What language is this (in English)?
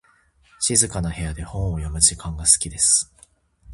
Japanese